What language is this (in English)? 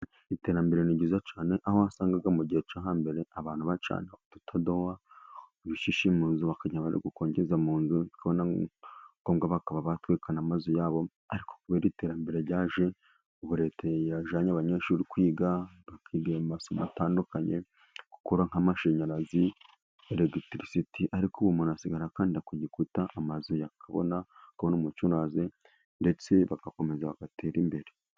Kinyarwanda